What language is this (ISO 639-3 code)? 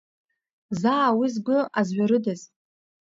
abk